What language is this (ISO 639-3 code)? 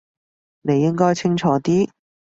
yue